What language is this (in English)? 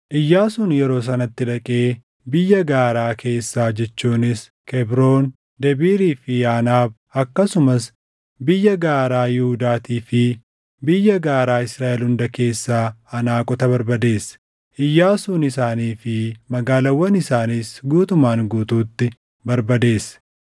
Oromo